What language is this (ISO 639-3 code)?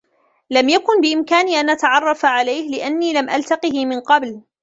ara